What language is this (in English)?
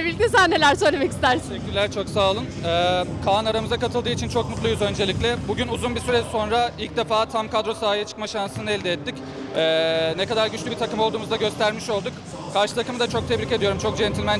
Turkish